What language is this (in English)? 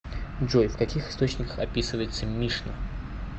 Russian